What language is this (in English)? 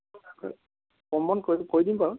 Assamese